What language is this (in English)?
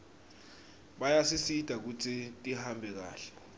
Swati